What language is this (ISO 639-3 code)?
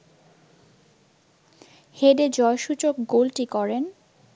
ben